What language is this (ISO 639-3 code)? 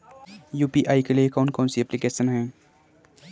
hin